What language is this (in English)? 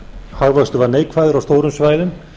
Icelandic